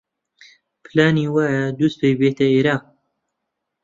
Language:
Central Kurdish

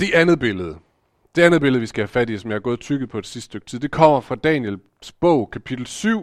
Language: Danish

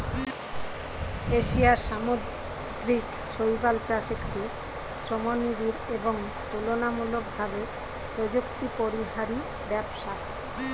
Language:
Bangla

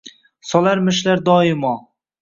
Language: Uzbek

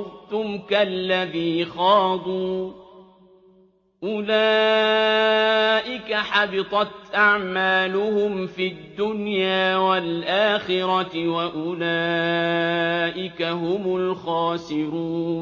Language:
Arabic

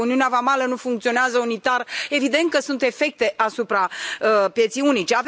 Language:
Romanian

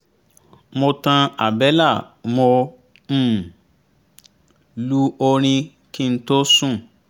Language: Yoruba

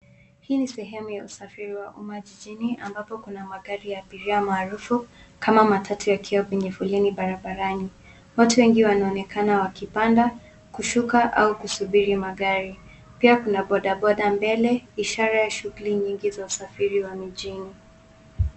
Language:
Swahili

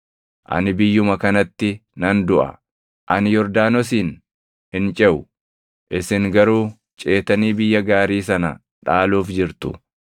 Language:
Oromo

